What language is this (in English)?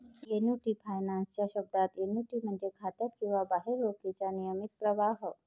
Marathi